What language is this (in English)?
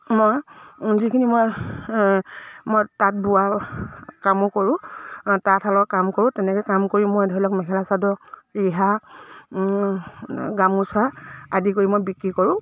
Assamese